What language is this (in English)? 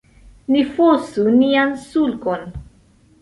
Esperanto